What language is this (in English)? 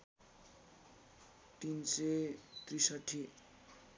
Nepali